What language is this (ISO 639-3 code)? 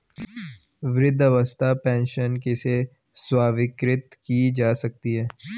hin